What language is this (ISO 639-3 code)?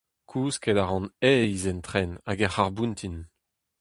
bre